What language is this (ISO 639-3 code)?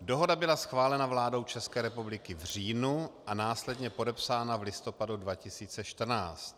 ces